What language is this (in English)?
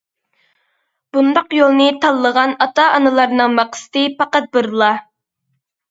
Uyghur